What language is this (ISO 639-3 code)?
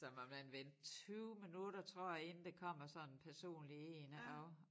dan